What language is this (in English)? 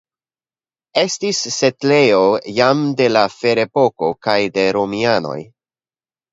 Esperanto